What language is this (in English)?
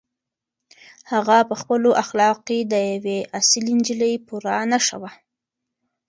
Pashto